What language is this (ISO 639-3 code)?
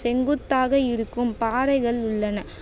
tam